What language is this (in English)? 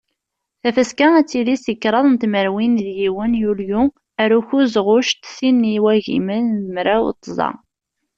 Kabyle